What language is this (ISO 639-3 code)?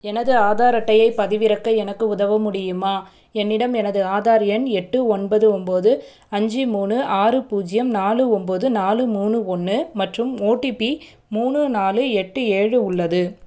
tam